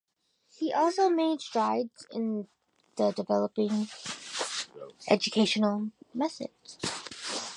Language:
English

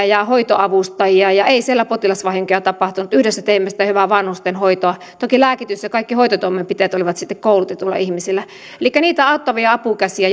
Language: Finnish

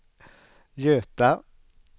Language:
Swedish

